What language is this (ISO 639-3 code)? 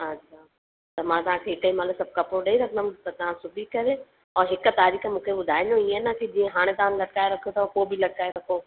snd